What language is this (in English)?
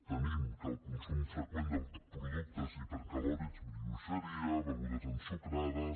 Catalan